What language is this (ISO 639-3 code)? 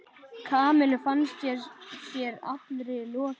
isl